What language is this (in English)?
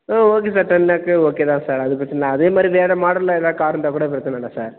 Tamil